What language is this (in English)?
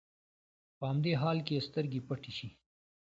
Pashto